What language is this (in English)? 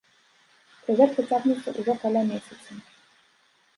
Belarusian